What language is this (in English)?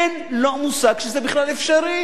Hebrew